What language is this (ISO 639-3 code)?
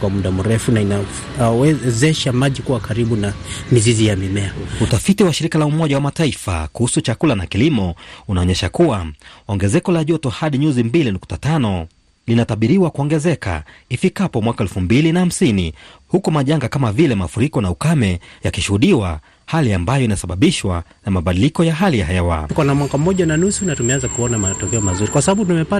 swa